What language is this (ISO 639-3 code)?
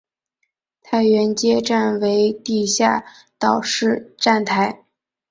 zho